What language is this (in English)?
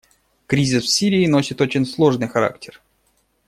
Russian